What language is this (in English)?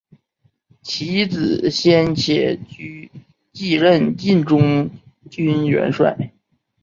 Chinese